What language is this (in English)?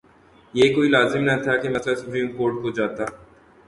Urdu